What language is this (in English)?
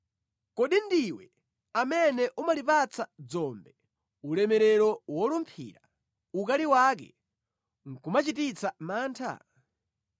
Nyanja